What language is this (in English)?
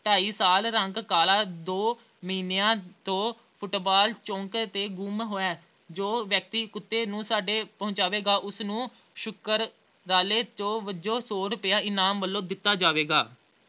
Punjabi